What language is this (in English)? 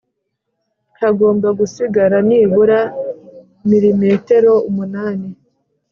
Kinyarwanda